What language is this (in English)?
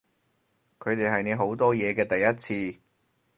Cantonese